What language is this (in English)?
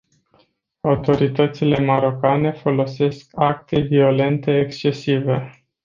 Romanian